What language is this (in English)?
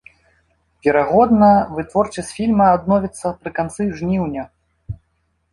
Belarusian